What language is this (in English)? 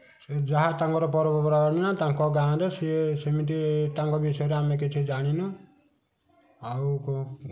Odia